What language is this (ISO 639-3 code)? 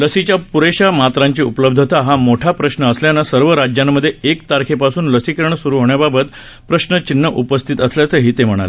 mar